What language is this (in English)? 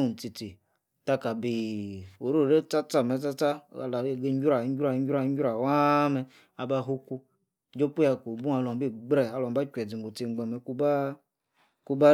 Yace